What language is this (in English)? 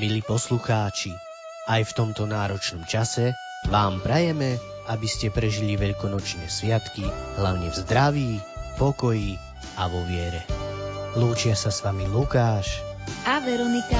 Slovak